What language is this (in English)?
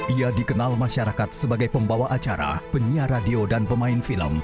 Indonesian